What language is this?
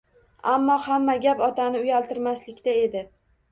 Uzbek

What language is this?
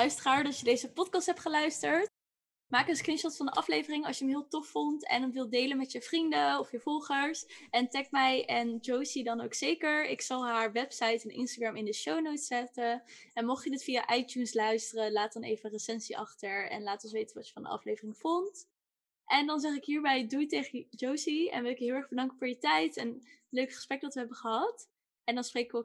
Dutch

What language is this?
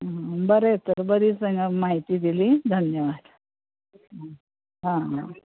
Konkani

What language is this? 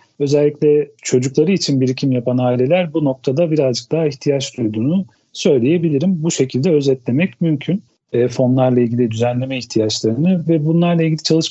Turkish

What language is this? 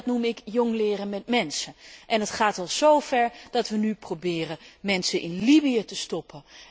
Dutch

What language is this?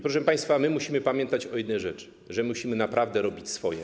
Polish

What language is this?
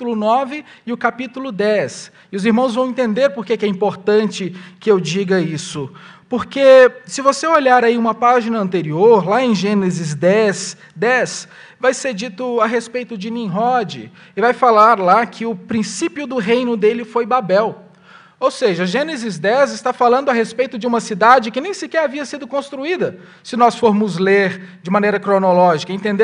Portuguese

